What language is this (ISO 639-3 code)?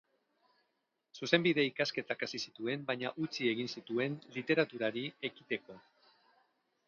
eus